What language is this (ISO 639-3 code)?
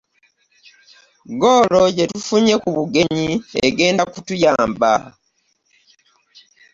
lug